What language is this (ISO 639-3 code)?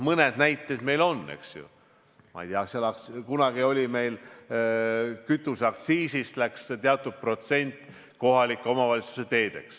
est